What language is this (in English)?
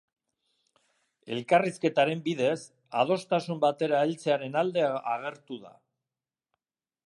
Basque